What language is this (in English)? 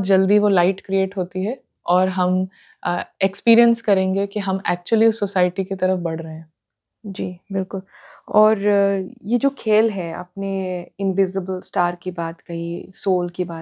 Hindi